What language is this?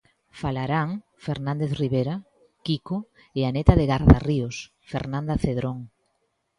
Galician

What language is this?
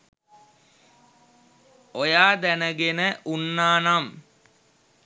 Sinhala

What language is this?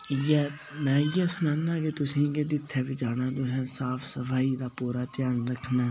Dogri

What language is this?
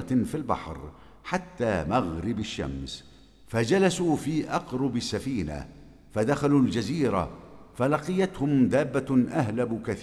Arabic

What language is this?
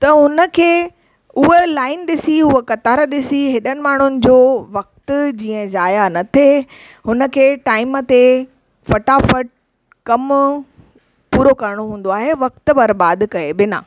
Sindhi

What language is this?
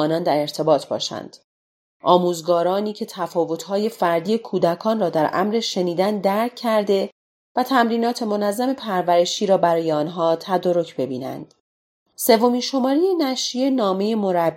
Persian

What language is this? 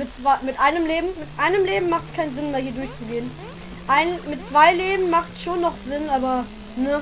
German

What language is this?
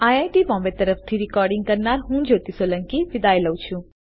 Gujarati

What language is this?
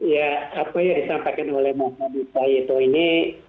Indonesian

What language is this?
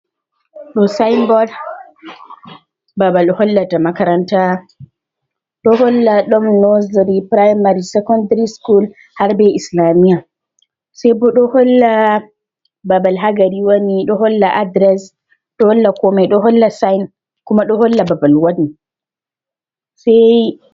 Fula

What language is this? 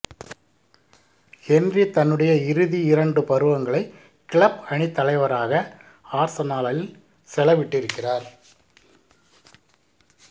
Tamil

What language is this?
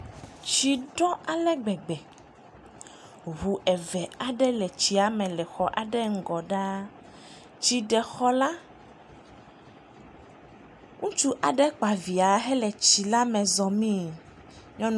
Ewe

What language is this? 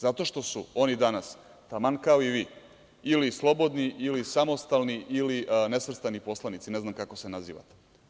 Serbian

